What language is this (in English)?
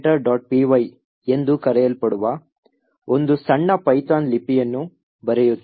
Kannada